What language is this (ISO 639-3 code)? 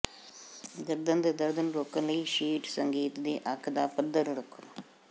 pan